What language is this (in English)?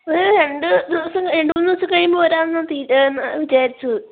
Malayalam